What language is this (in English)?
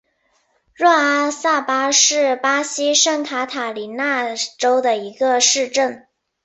Chinese